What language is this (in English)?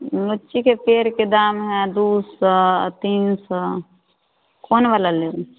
Maithili